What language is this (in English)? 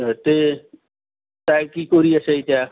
Assamese